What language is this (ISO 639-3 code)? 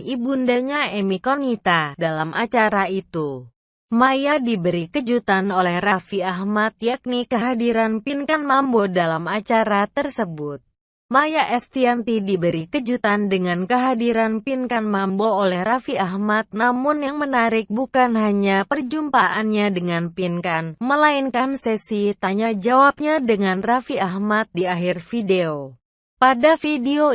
ind